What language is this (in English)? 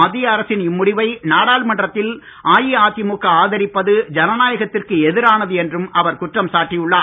Tamil